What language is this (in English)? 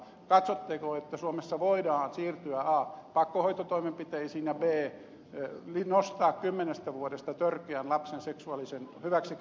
Finnish